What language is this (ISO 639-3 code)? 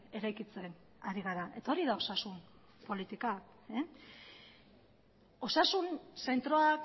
eus